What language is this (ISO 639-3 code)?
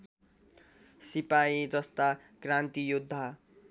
nep